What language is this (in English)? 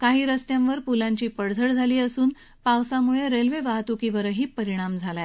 Marathi